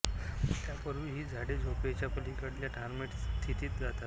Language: Marathi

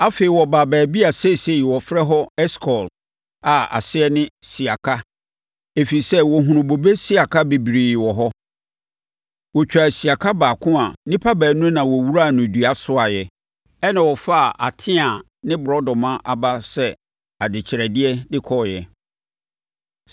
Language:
Akan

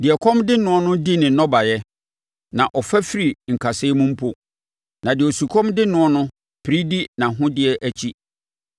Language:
Akan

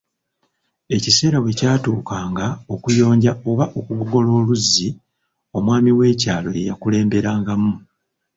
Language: Ganda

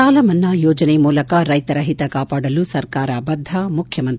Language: Kannada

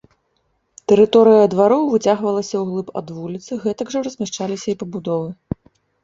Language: Belarusian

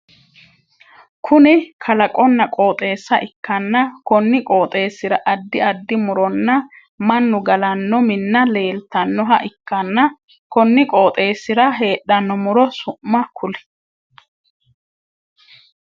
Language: Sidamo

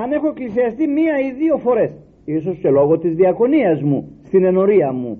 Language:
Greek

